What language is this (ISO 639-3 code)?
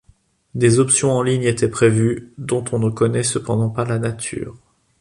fra